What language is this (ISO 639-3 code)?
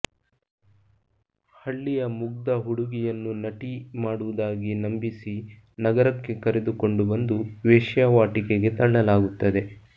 kan